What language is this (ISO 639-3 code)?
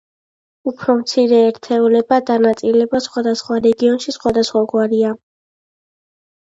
kat